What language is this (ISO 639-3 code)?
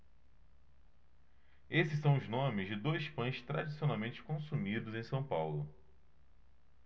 por